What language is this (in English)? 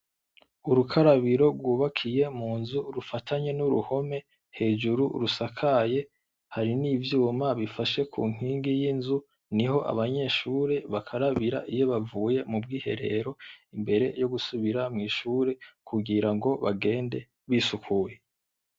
Rundi